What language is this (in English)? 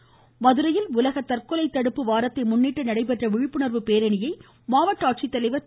Tamil